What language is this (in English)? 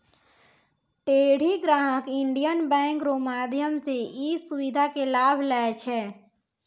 Maithili